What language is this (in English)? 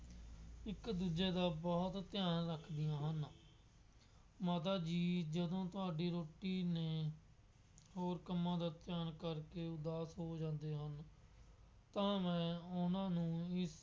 Punjabi